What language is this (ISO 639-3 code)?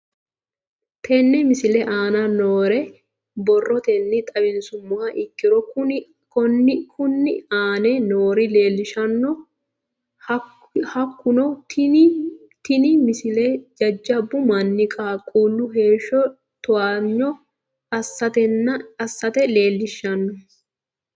sid